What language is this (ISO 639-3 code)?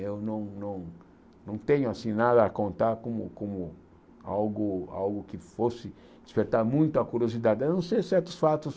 por